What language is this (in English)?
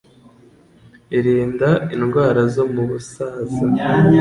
Kinyarwanda